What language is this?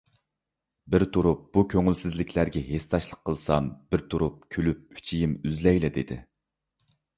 Uyghur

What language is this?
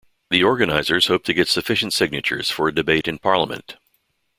English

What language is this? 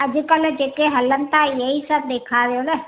Sindhi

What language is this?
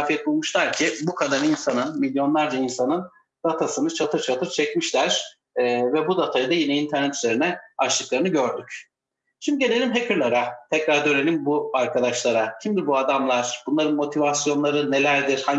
Turkish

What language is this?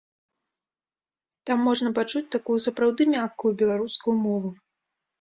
Belarusian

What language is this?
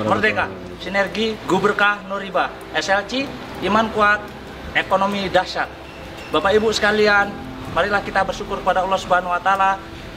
Indonesian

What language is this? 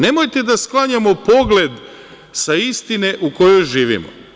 Serbian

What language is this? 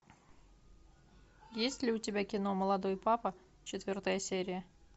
Russian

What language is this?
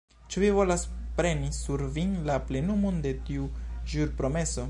Esperanto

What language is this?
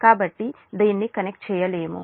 Telugu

